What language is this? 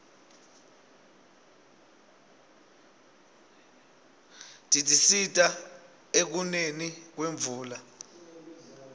Swati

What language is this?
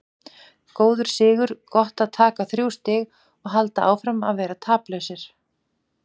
Icelandic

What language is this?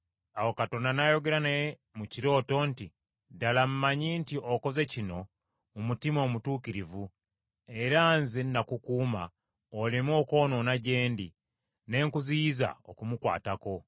Ganda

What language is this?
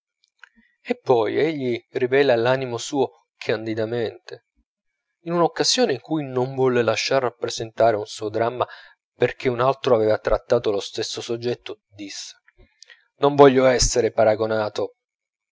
Italian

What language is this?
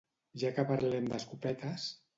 Catalan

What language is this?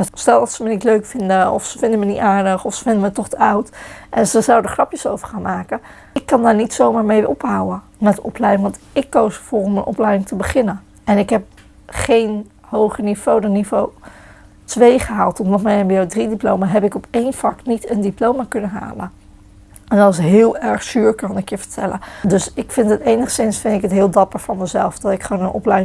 Dutch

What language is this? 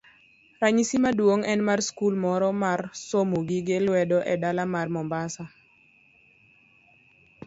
Luo (Kenya and Tanzania)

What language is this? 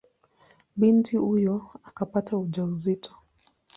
Swahili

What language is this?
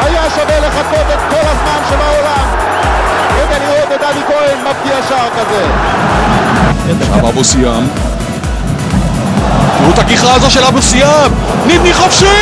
Hebrew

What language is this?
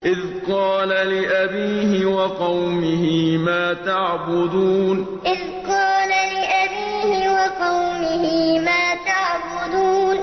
Arabic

